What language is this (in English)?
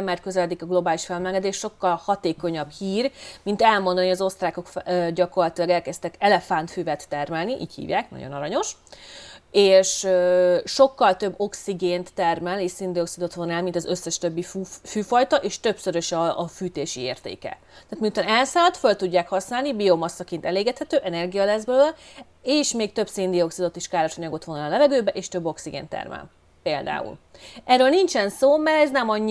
Hungarian